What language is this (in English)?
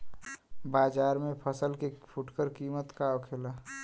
Bhojpuri